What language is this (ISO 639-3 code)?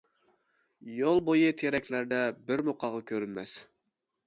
uig